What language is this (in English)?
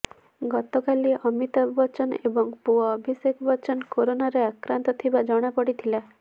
Odia